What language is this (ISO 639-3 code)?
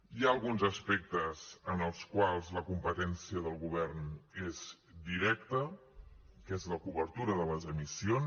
cat